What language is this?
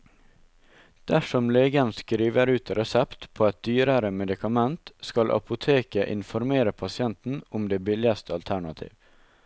Norwegian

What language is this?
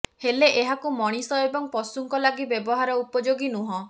Odia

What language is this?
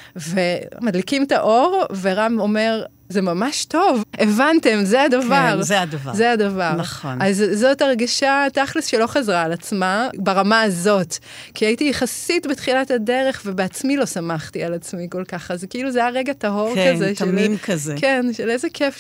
Hebrew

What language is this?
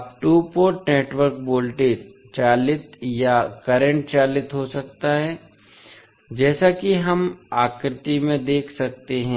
Hindi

